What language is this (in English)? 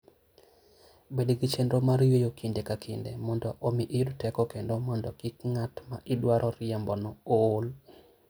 Luo (Kenya and Tanzania)